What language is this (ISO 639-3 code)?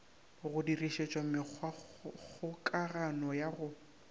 nso